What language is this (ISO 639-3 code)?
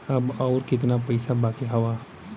bho